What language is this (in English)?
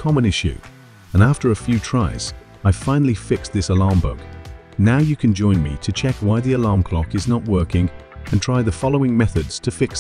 English